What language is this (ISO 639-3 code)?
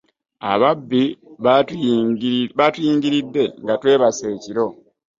lug